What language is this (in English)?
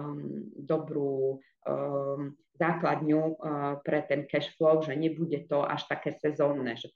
Slovak